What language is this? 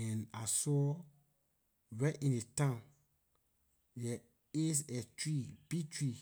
Liberian English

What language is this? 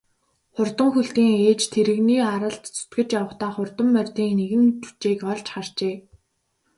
Mongolian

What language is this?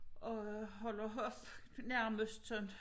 Danish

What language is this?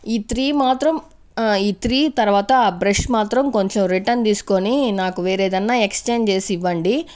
Telugu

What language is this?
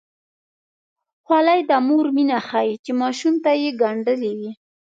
Pashto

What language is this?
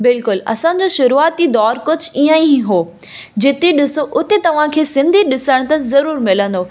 Sindhi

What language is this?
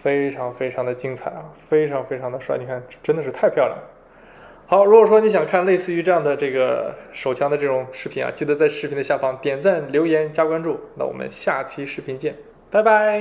Chinese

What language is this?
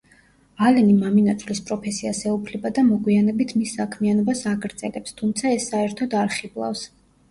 Georgian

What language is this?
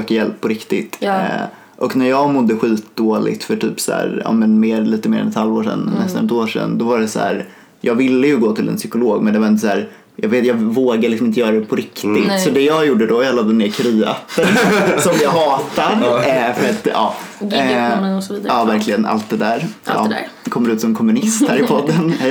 Swedish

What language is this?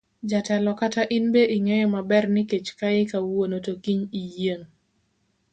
Luo (Kenya and Tanzania)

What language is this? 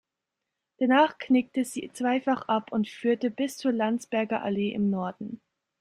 German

